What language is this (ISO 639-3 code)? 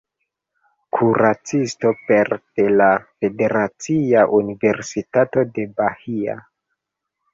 epo